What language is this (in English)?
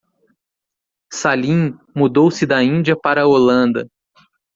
Portuguese